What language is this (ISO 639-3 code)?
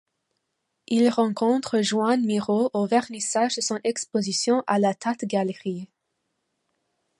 fra